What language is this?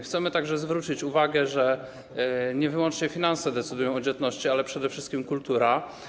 Polish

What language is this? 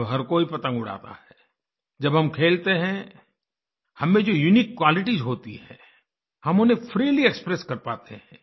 Hindi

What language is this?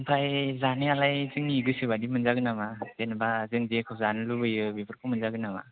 Bodo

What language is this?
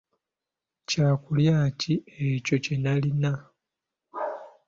Ganda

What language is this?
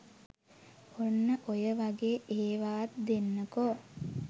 Sinhala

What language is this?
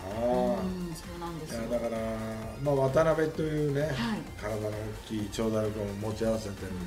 Japanese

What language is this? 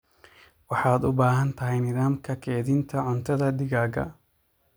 Somali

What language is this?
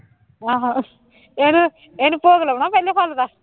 Punjabi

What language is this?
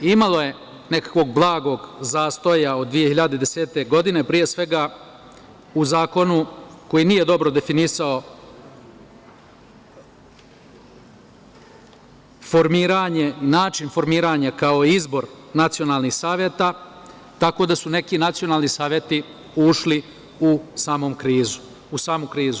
Serbian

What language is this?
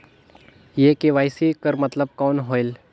Chhattisgarhi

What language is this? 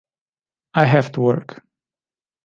English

